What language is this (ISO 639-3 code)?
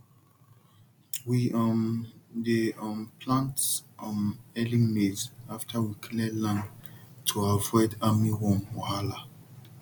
pcm